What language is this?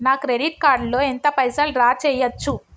Telugu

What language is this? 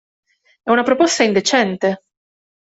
Italian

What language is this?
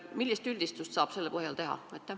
Estonian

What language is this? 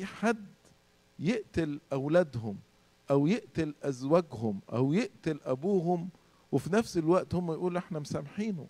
Arabic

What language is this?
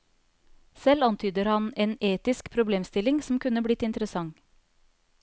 Norwegian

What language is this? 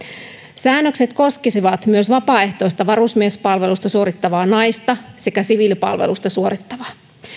Finnish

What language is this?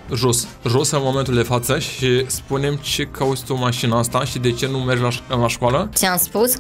Romanian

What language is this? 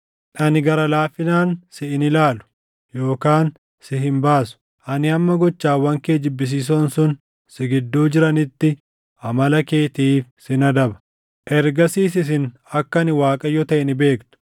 Oromo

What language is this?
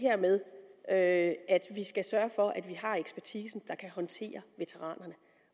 Danish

